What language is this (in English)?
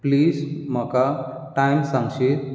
Konkani